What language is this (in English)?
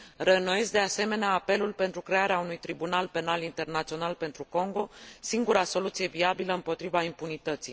Romanian